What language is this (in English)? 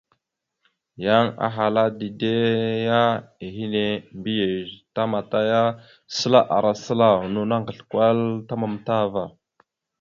Mada (Cameroon)